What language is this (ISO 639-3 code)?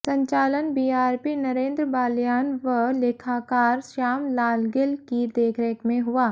hin